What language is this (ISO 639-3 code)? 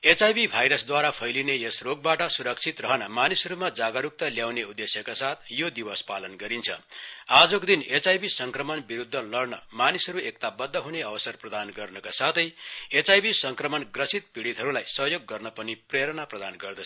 nep